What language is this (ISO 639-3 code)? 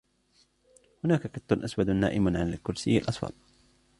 ara